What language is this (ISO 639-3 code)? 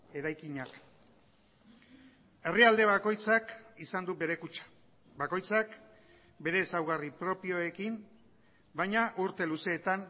eus